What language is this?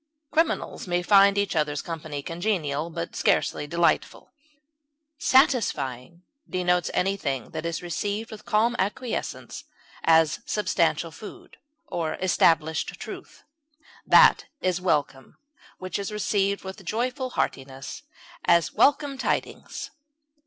English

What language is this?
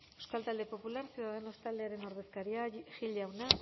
Basque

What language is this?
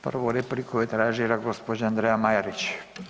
Croatian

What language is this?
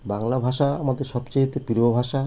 Bangla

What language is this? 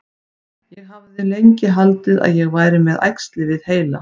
Icelandic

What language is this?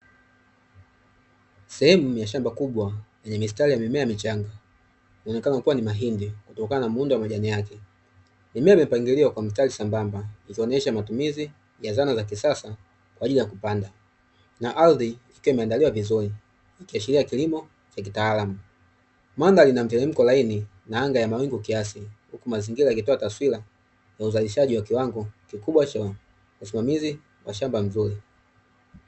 Swahili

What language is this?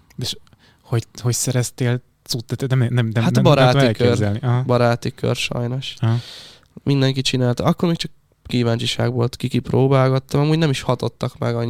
Hungarian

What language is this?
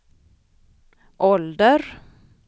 Swedish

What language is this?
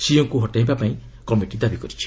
Odia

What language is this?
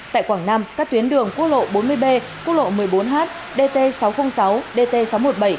Vietnamese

